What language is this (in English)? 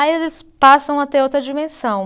Portuguese